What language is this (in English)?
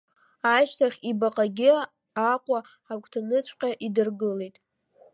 Abkhazian